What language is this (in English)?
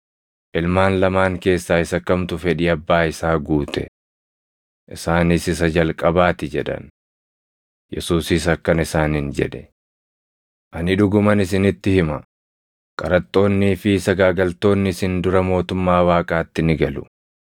Oromo